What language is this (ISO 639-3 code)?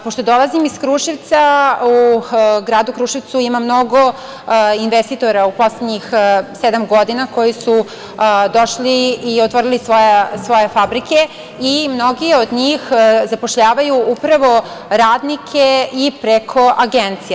srp